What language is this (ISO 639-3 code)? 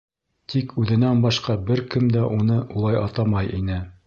bak